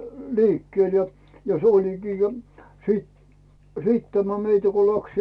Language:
Finnish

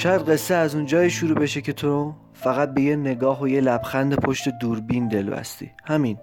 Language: Persian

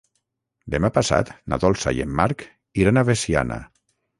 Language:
Catalan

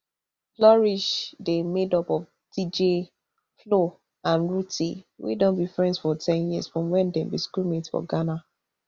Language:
Nigerian Pidgin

